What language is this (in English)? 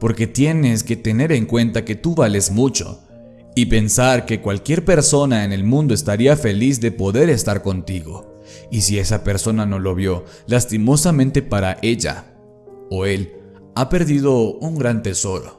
Spanish